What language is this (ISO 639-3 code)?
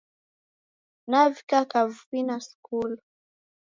dav